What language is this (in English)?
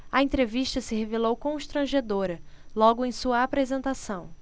Portuguese